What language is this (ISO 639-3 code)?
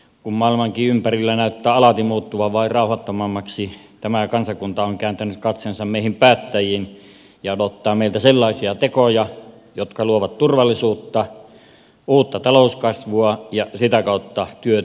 fin